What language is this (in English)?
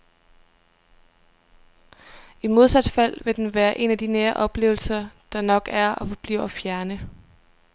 Danish